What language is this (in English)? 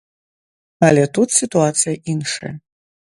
Belarusian